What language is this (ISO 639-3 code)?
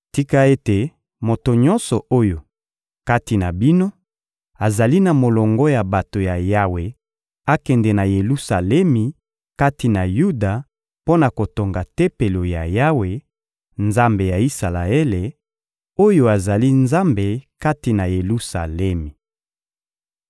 lin